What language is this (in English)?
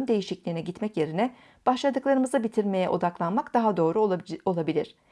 Turkish